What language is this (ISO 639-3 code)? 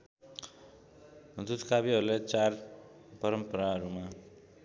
nep